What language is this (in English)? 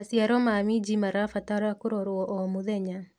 Kikuyu